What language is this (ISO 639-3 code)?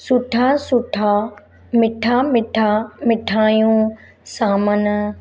snd